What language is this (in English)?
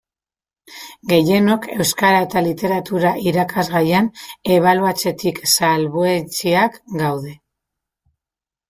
Basque